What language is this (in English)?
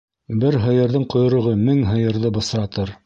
Bashkir